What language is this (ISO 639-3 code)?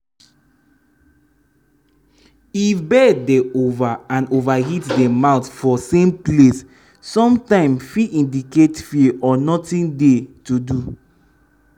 pcm